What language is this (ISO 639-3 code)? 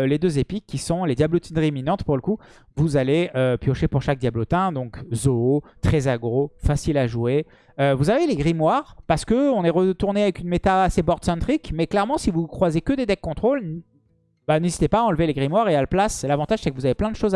fra